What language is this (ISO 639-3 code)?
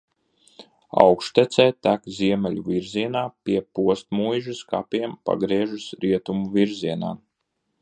lav